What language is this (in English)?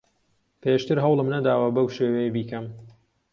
Central Kurdish